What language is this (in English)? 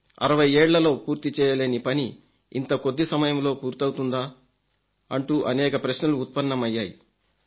Telugu